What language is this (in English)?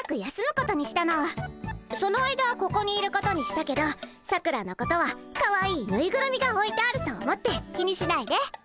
Japanese